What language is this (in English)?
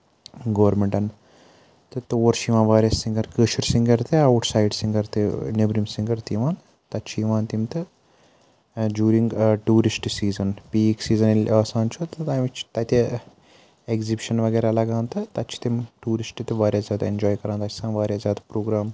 Kashmiri